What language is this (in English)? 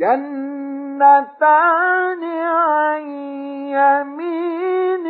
Arabic